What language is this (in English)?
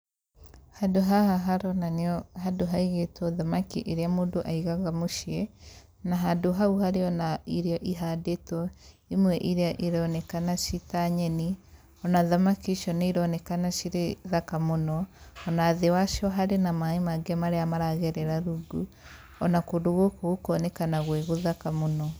Kikuyu